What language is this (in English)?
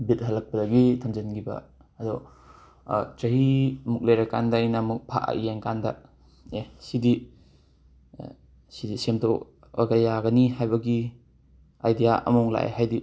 Manipuri